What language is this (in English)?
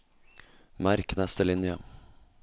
Norwegian